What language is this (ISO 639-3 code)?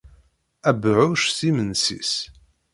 kab